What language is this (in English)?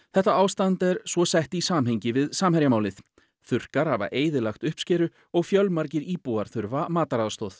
Icelandic